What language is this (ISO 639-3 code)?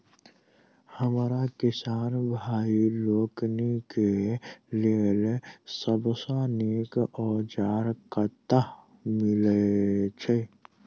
mai